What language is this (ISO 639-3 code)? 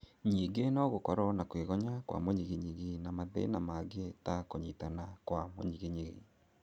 kik